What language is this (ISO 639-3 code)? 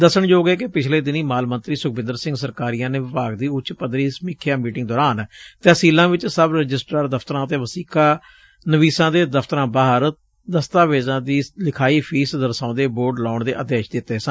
pan